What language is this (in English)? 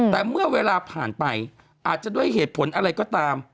Thai